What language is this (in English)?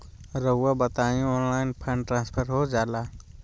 Magahi